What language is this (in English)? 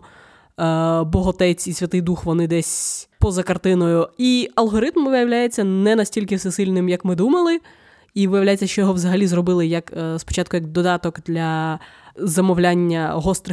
Ukrainian